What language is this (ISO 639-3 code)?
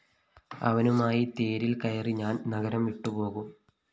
mal